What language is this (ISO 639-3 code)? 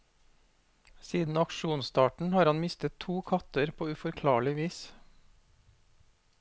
nor